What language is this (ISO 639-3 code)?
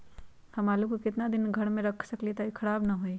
mag